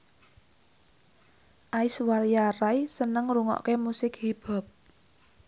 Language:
Javanese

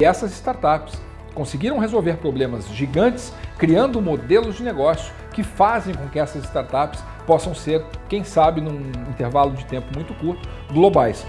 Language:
Portuguese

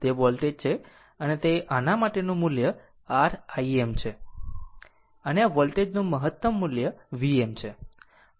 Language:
Gujarati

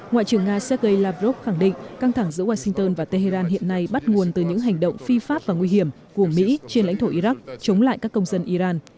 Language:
Vietnamese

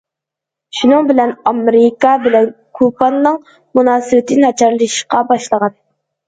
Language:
Uyghur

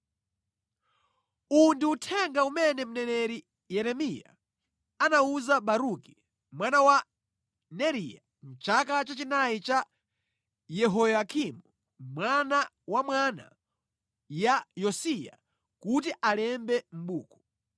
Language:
Nyanja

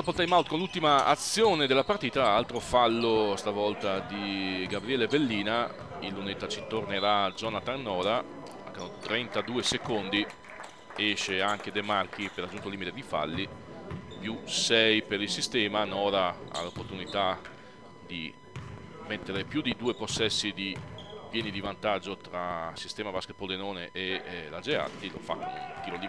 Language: Italian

